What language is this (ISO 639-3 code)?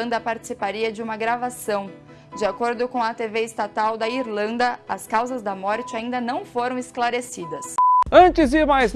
por